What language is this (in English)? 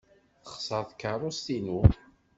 Kabyle